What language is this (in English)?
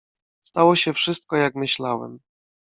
Polish